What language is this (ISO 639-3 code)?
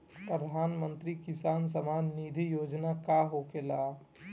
bho